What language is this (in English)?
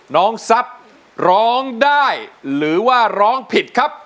Thai